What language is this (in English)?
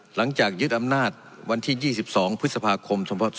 Thai